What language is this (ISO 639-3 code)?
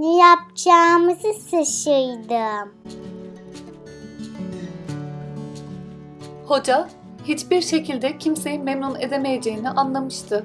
tur